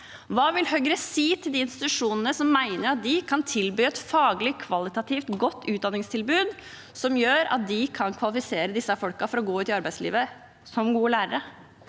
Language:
Norwegian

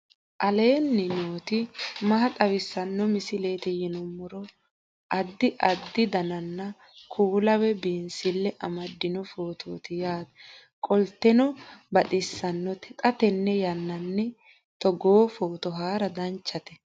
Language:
Sidamo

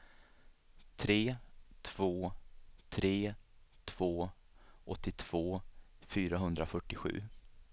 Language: Swedish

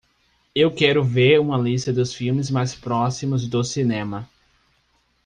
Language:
Portuguese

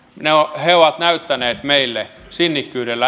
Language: Finnish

